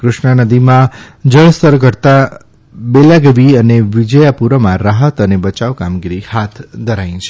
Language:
Gujarati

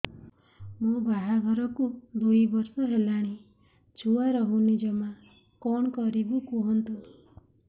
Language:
Odia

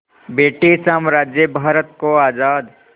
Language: Hindi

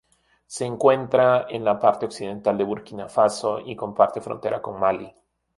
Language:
Spanish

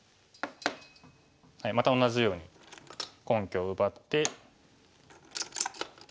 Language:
Japanese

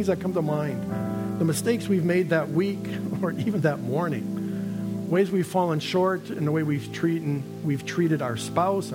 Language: English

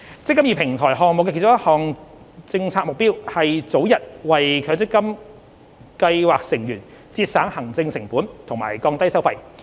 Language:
Cantonese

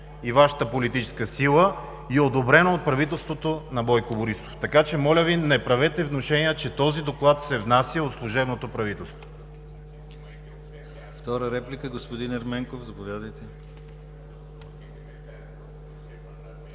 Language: Bulgarian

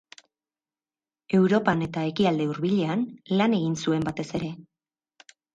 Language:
Basque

